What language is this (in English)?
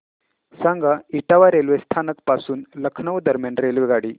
Marathi